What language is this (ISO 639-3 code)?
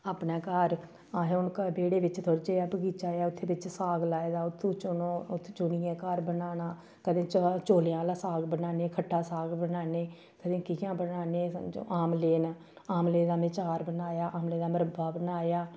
doi